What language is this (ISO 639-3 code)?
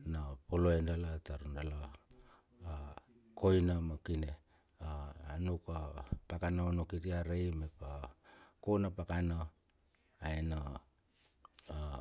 bxf